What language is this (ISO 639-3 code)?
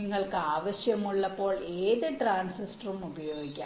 mal